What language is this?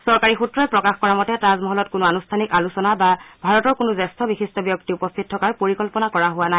Assamese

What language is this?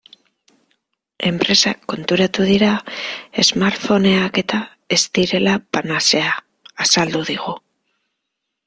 Basque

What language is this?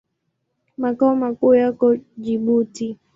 Swahili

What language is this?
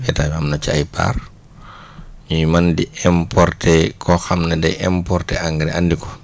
Wolof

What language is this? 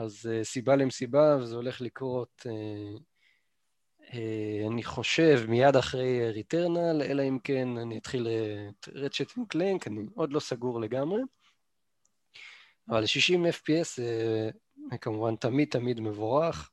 Hebrew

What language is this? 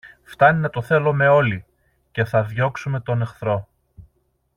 Greek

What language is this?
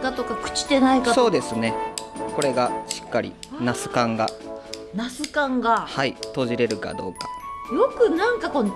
Japanese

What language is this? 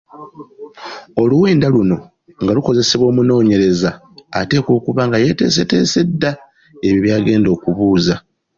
Ganda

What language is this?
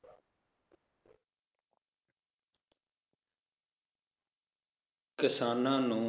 Punjabi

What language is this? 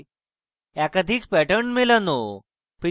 Bangla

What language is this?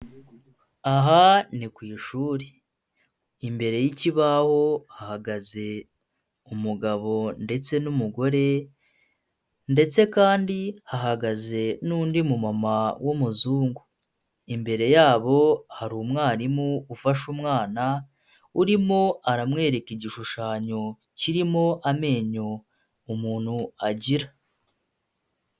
Kinyarwanda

